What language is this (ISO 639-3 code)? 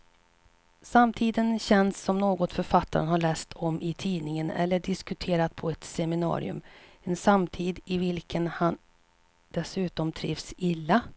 swe